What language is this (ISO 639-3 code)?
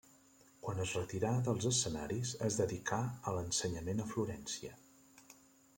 cat